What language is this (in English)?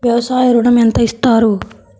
Telugu